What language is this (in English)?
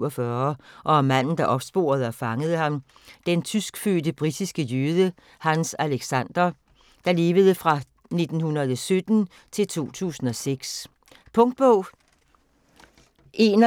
Danish